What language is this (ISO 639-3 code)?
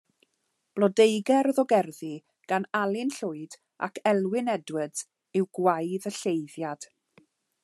cym